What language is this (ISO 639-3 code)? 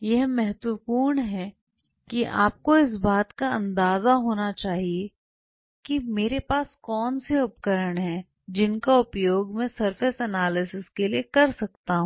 hin